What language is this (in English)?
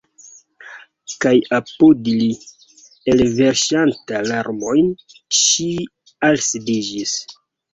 Esperanto